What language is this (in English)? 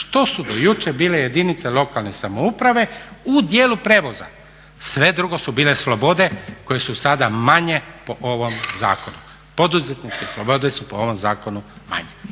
Croatian